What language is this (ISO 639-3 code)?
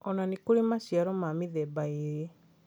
kik